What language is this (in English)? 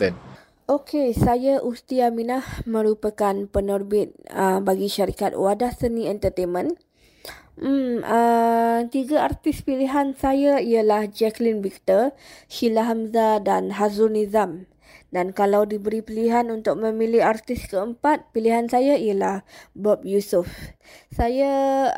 Malay